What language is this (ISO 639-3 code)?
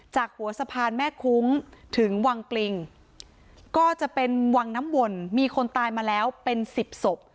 tha